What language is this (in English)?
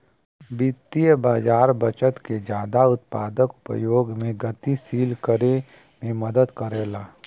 Bhojpuri